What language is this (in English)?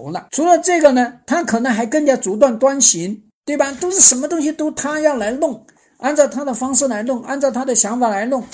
Chinese